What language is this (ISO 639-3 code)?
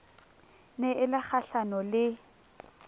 sot